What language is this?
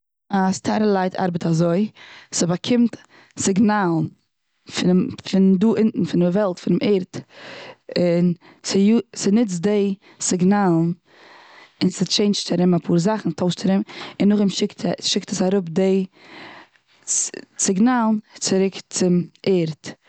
Yiddish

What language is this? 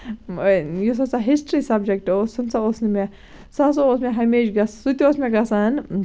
Kashmiri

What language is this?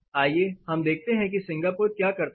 Hindi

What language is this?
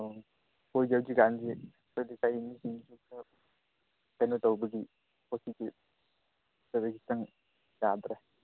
Manipuri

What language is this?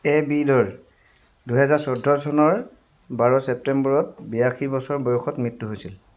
Assamese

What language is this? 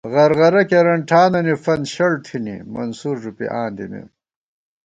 Gawar-Bati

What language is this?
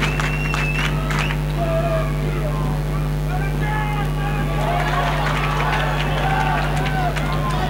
Hebrew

